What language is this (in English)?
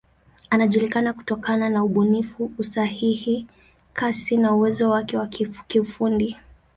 Swahili